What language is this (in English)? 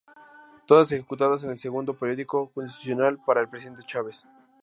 Spanish